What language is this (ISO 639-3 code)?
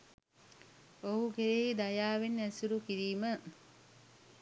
sin